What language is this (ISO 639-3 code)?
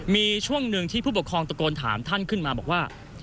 tha